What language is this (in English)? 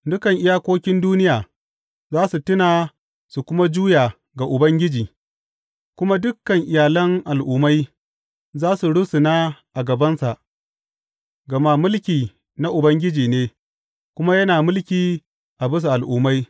Hausa